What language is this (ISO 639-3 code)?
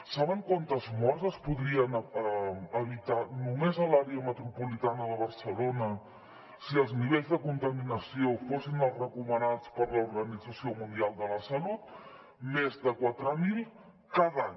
cat